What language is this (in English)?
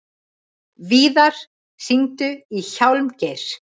Icelandic